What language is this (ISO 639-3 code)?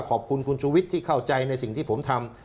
tha